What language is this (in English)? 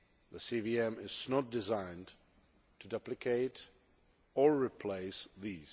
English